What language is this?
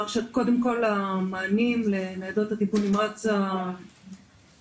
Hebrew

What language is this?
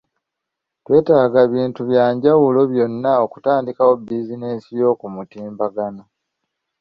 Ganda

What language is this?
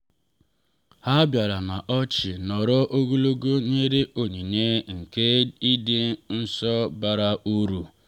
Igbo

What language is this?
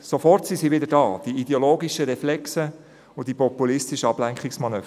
Swiss German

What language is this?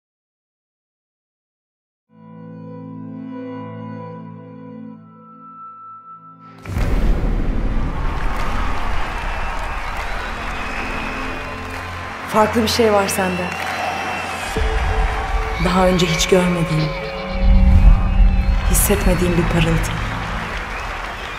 Turkish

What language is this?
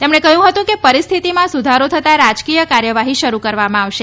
Gujarati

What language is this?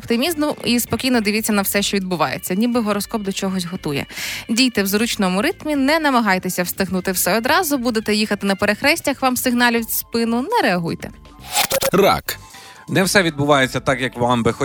Ukrainian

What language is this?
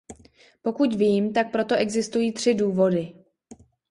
Czech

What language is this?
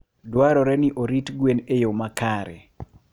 Luo (Kenya and Tanzania)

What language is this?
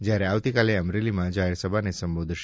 Gujarati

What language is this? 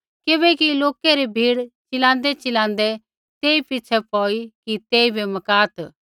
Kullu Pahari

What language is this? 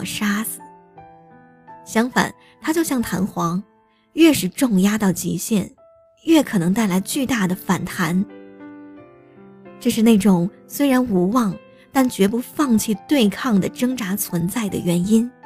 Chinese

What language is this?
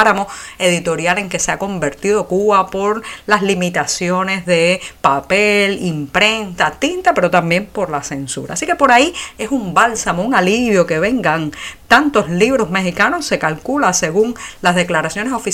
Spanish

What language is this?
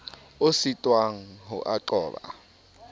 Southern Sotho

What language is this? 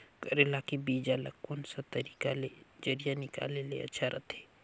Chhattisgarhi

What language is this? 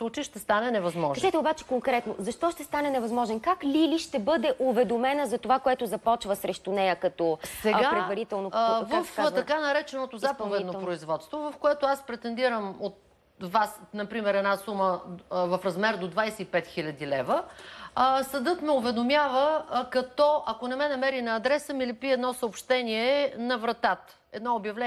Bulgarian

